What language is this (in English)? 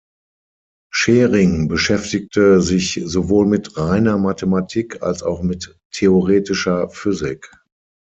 German